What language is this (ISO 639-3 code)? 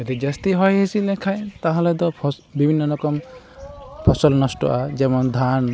sat